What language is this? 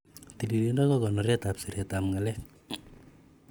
Kalenjin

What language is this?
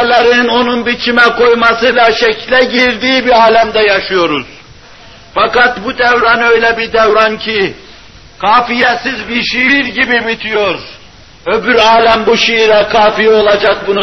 Turkish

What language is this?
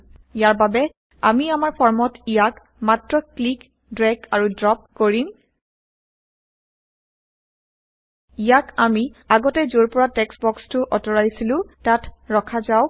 Assamese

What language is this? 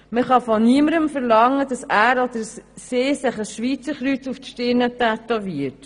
Swiss German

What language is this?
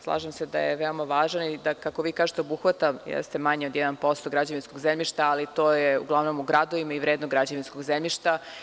Serbian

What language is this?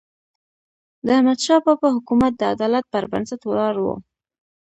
Pashto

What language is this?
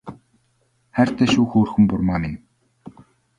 Mongolian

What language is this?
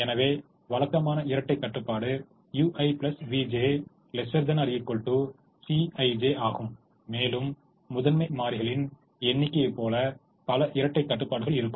Tamil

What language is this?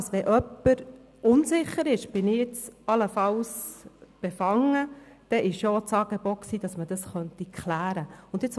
Swiss German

